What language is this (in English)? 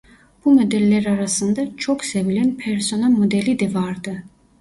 Turkish